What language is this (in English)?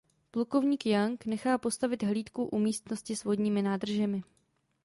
Czech